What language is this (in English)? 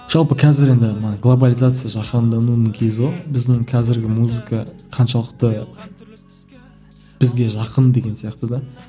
Kazakh